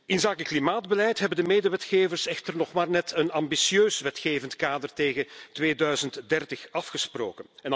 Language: Dutch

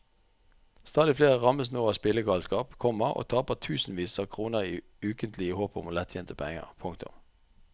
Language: Norwegian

